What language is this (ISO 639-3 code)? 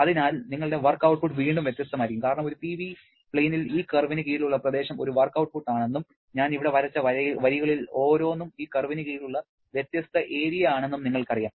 mal